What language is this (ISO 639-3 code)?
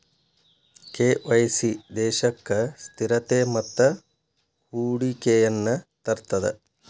kan